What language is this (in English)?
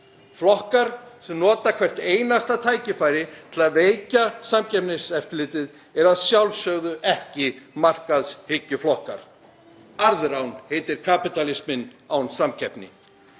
Icelandic